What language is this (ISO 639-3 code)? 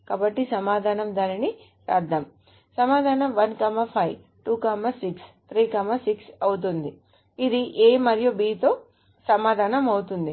tel